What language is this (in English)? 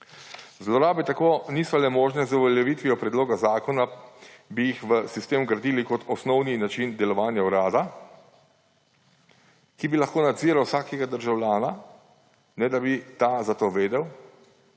Slovenian